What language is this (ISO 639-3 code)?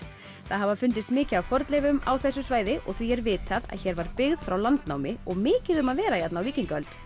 isl